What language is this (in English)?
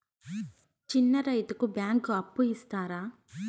Telugu